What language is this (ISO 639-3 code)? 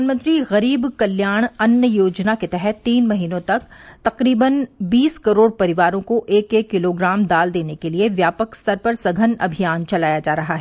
hin